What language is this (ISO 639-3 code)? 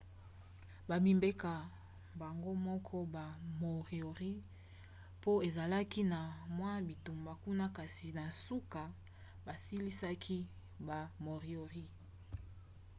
lin